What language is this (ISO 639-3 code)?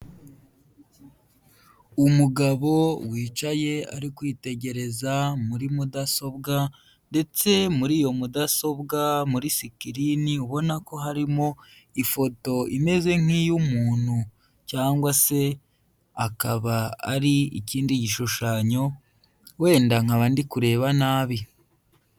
kin